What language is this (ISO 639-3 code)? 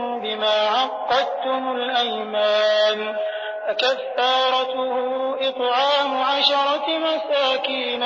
ara